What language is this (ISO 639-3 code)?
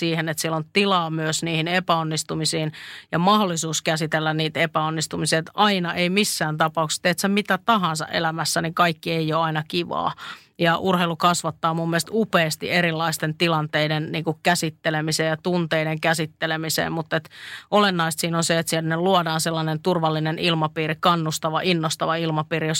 fin